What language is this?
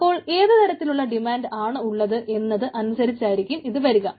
Malayalam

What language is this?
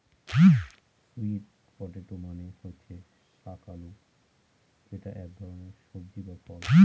Bangla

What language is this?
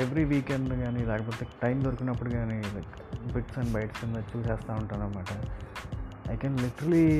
Telugu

